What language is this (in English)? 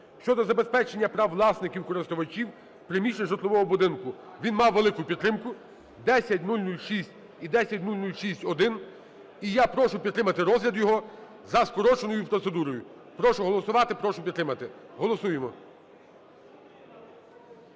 Ukrainian